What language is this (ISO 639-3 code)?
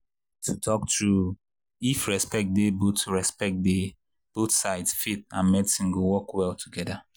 pcm